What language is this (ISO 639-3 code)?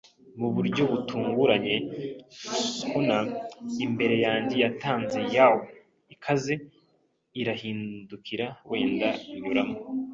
kin